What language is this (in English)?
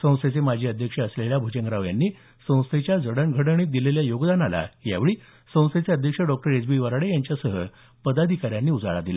Marathi